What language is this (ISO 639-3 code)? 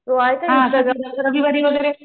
mar